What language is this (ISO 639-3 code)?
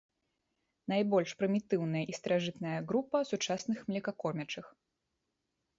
bel